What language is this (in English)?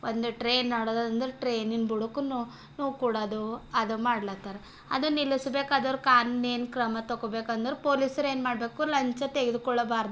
Kannada